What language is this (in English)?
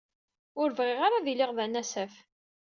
Kabyle